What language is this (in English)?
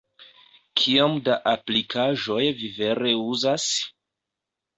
Esperanto